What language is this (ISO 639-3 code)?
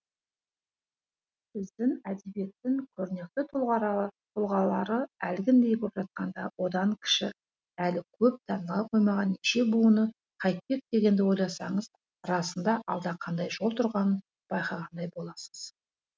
kaz